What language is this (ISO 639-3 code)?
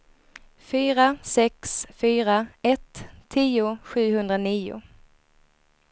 swe